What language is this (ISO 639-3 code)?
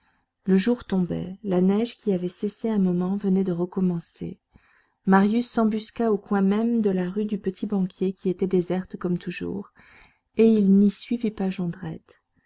fra